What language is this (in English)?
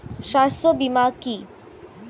Bangla